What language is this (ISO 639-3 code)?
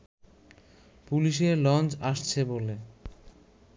ben